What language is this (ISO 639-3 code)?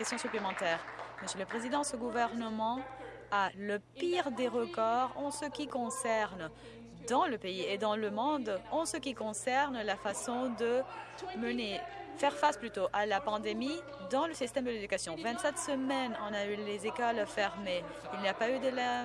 fra